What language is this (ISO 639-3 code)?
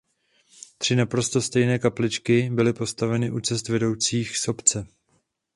ces